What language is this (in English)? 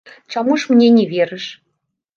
Belarusian